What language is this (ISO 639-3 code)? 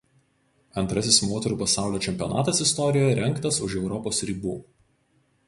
lit